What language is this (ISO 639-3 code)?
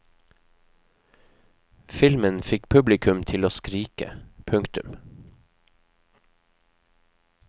nor